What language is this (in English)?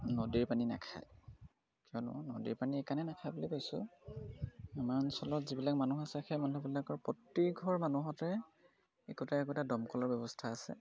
Assamese